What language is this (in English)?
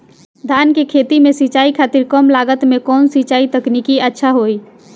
Bhojpuri